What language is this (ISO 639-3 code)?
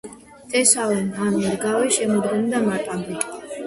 kat